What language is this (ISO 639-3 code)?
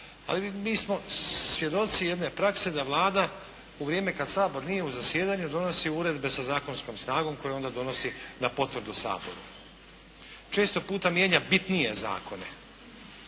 hrv